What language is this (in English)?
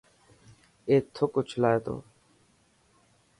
Dhatki